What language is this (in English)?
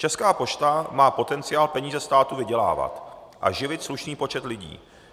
Czech